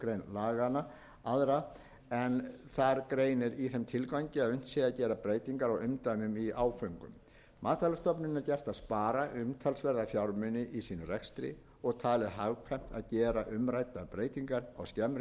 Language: Icelandic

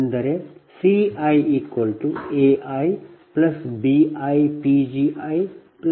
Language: Kannada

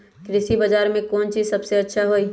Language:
Magahi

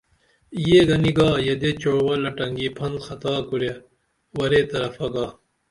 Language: Dameli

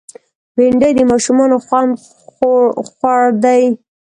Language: Pashto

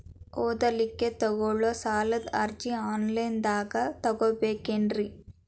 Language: Kannada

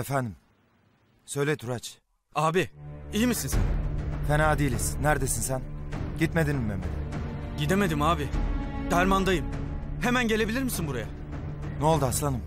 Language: Turkish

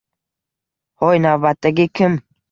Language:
Uzbek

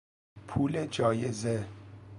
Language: Persian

